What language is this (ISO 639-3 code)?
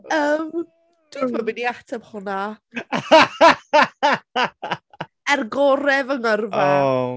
cym